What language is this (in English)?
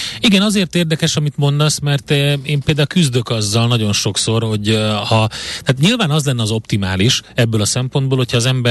Hungarian